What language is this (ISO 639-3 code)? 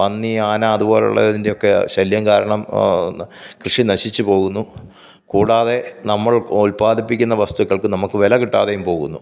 mal